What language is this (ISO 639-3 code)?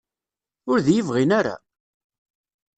kab